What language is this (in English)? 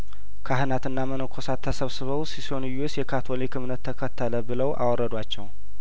Amharic